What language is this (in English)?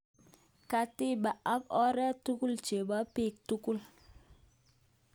Kalenjin